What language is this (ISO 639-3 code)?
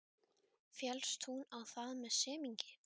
isl